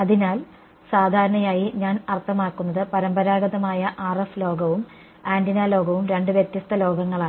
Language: Malayalam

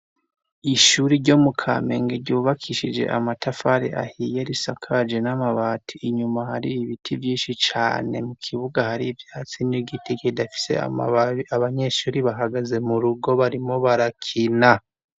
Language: Rundi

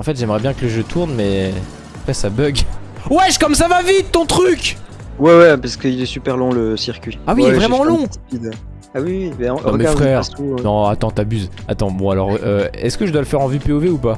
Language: French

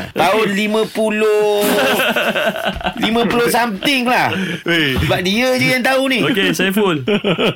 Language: Malay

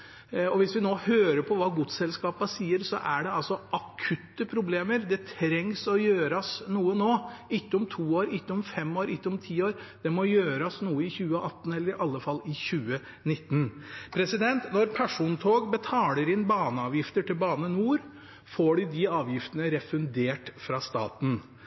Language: Norwegian Nynorsk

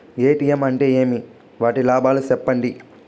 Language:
Telugu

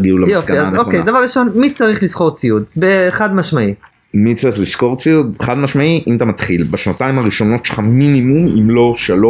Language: Hebrew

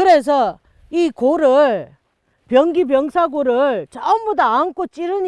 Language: Korean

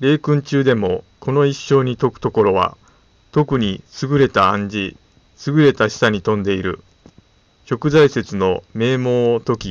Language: Japanese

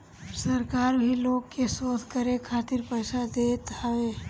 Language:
Bhojpuri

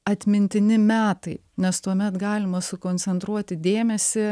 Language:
Lithuanian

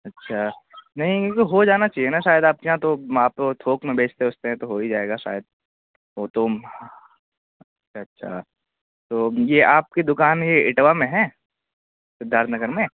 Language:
Urdu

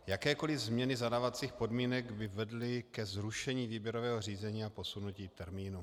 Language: Czech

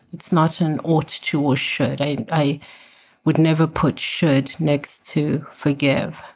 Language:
English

